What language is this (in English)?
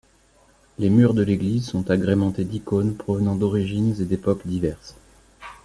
French